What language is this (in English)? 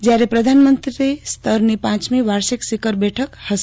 Gujarati